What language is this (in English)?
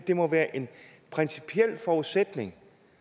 Danish